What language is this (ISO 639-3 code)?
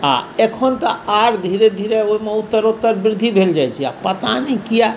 mai